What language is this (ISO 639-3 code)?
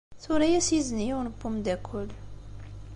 kab